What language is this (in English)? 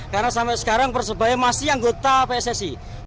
Indonesian